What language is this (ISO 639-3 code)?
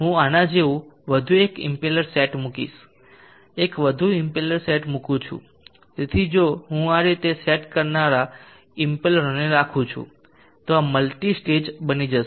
guj